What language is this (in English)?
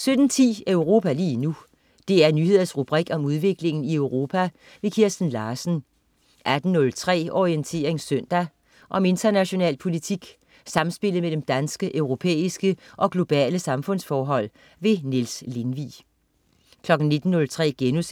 Danish